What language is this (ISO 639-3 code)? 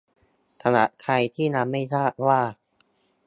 tha